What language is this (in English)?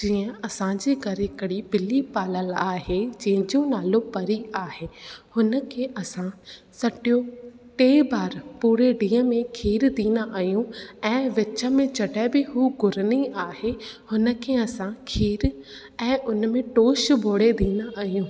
Sindhi